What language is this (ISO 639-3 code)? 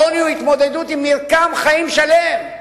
heb